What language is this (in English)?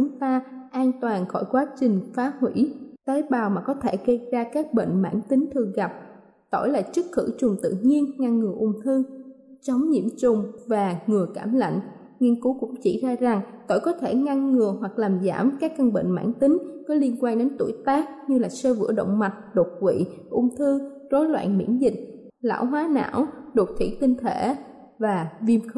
Vietnamese